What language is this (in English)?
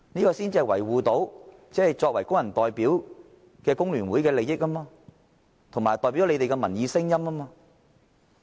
Cantonese